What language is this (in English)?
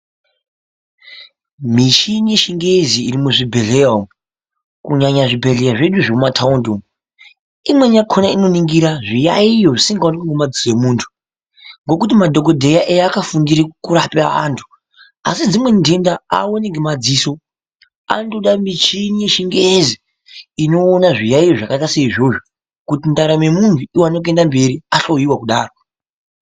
Ndau